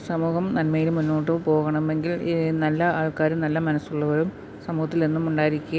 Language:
Malayalam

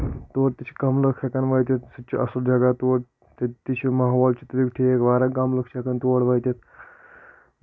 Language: Kashmiri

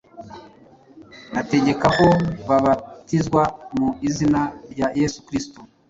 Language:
Kinyarwanda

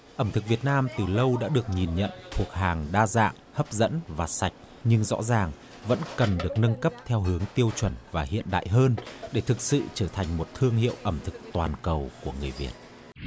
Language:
Vietnamese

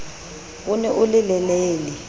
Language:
Southern Sotho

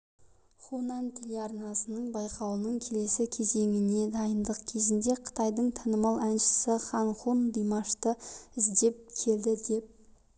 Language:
Kazakh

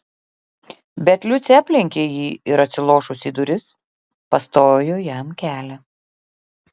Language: Lithuanian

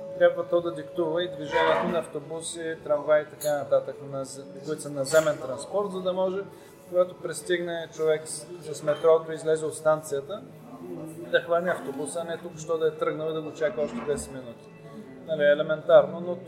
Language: Bulgarian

